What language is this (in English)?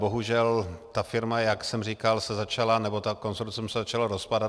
Czech